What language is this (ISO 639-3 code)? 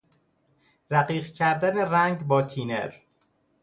fas